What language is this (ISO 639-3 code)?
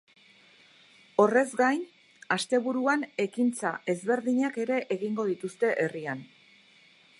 eus